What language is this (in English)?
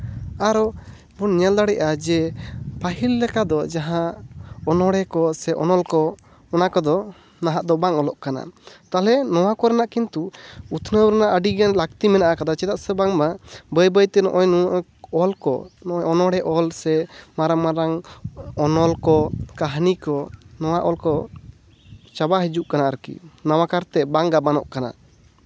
Santali